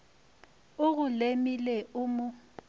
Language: Northern Sotho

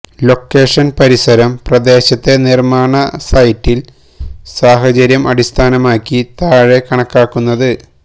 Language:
Malayalam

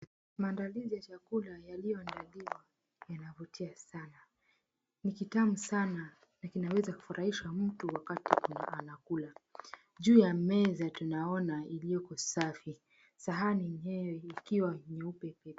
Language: Swahili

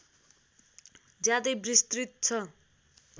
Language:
Nepali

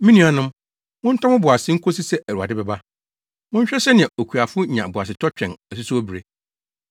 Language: Akan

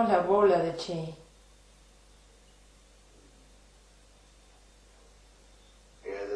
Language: Spanish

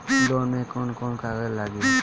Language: Bhojpuri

